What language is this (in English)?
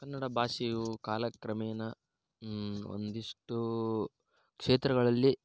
Kannada